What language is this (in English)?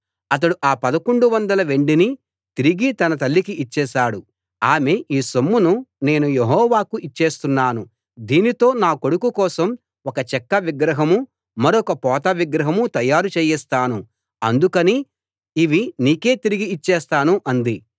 Telugu